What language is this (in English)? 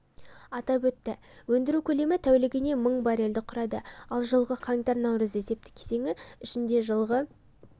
Kazakh